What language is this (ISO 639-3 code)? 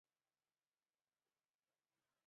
zho